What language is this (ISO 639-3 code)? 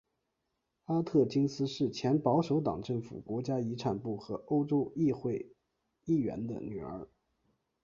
zho